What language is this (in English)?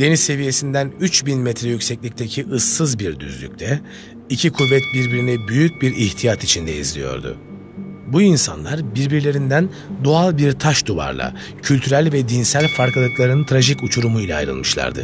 Turkish